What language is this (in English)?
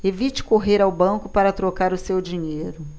Portuguese